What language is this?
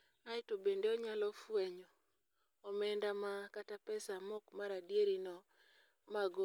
Luo (Kenya and Tanzania)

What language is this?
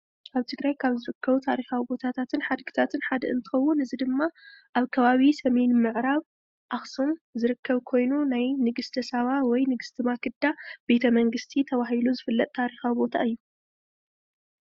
Tigrinya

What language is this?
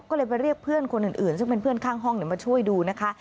Thai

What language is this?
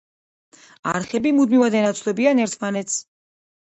Georgian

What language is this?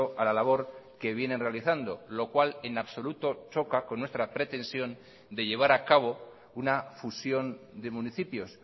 Spanish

